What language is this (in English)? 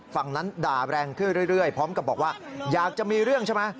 Thai